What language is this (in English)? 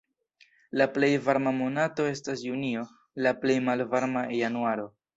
Esperanto